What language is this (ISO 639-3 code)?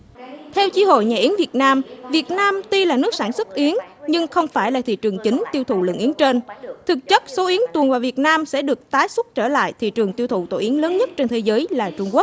vie